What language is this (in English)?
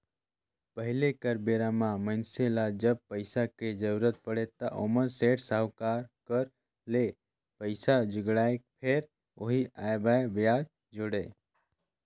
Chhattisgarhi